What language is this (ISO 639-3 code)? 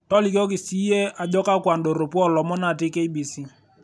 mas